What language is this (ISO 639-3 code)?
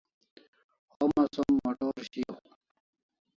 kls